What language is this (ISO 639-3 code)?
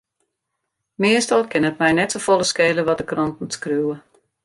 fry